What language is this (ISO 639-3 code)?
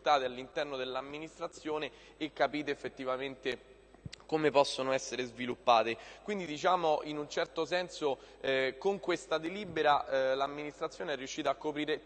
ita